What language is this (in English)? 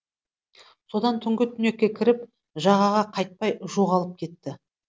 Kazakh